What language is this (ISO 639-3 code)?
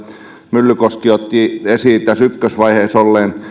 fin